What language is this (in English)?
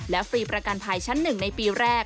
Thai